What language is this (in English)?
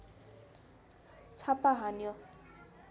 Nepali